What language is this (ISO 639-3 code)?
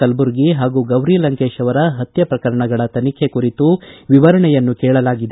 kan